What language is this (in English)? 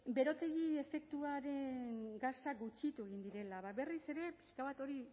Basque